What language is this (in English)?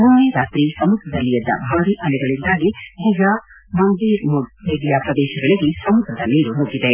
Kannada